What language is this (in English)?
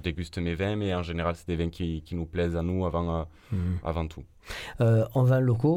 French